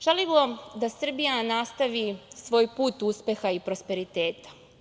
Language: Serbian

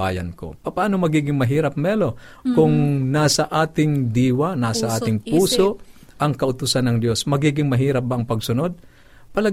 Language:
Filipino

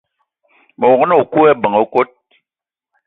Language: Eton (Cameroon)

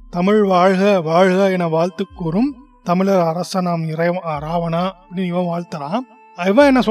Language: Tamil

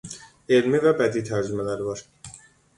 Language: Azerbaijani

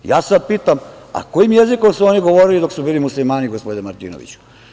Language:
Serbian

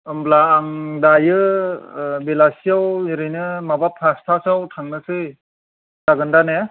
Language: Bodo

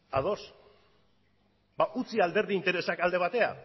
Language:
Basque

